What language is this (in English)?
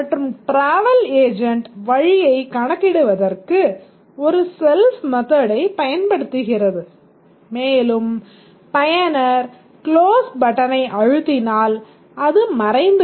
Tamil